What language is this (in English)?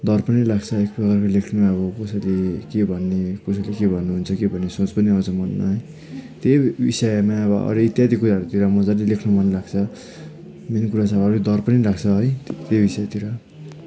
Nepali